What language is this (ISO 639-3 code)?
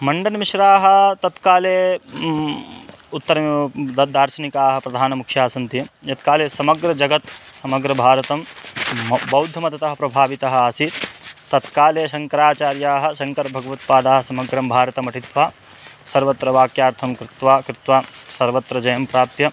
san